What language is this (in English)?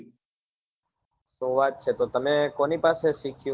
Gujarati